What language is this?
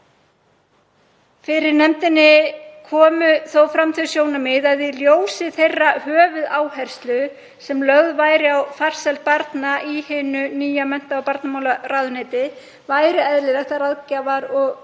Icelandic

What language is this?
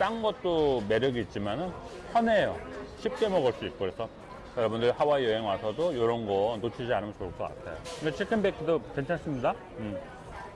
Korean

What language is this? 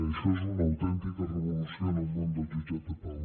Catalan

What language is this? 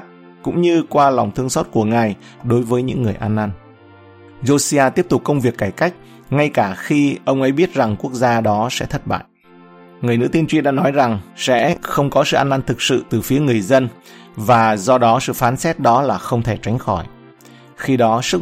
Vietnamese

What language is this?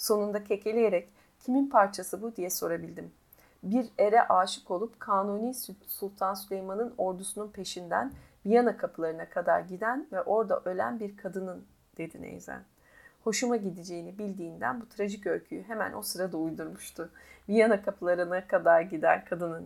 Turkish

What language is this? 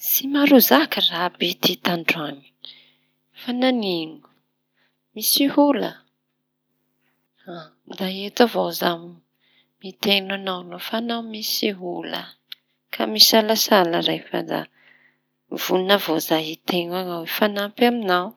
Tanosy Malagasy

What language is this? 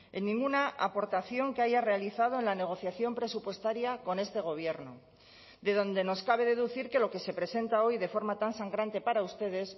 Spanish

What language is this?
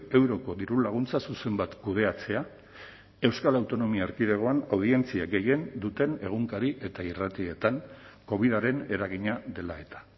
Basque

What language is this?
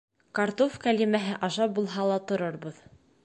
Bashkir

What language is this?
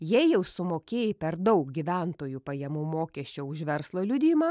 Lithuanian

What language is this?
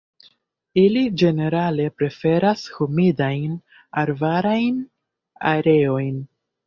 Esperanto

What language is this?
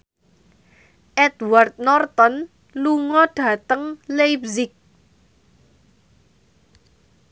Javanese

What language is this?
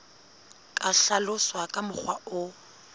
Southern Sotho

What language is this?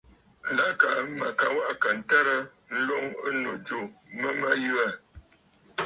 Bafut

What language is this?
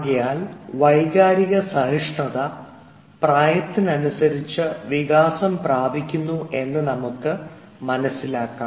Malayalam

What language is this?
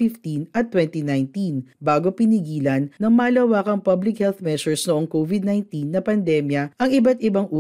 Filipino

